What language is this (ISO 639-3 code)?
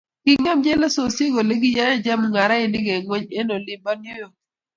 kln